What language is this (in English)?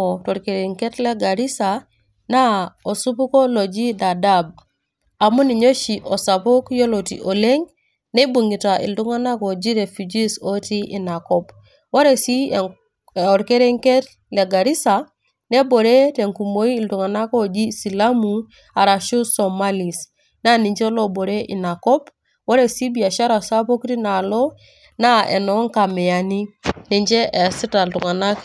Masai